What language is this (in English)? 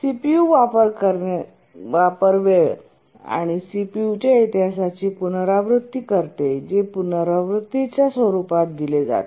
Marathi